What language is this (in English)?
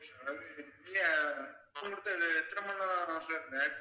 Tamil